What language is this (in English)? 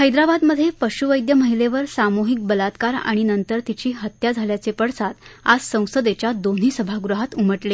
Marathi